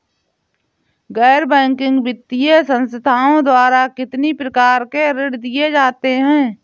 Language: Hindi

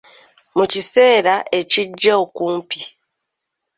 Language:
Ganda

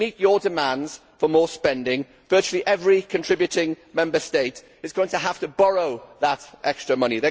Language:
English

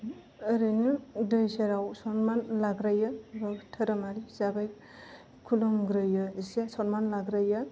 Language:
Bodo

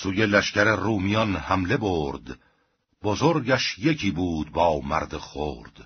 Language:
Persian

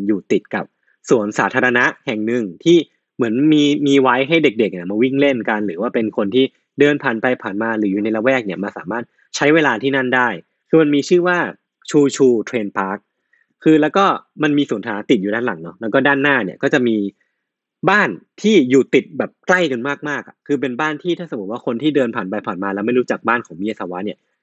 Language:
Thai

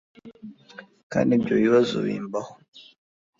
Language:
Kinyarwanda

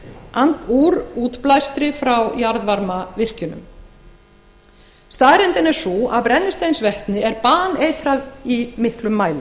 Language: Icelandic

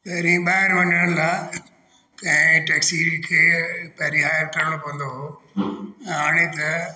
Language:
Sindhi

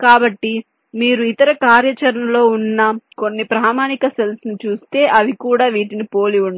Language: Telugu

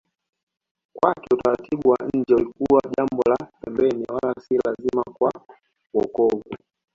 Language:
Swahili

